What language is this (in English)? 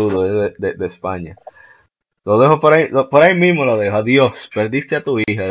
Spanish